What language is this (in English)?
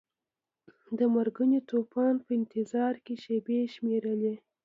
Pashto